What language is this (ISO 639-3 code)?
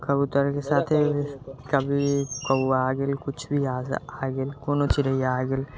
mai